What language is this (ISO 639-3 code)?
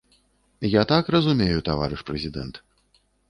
bel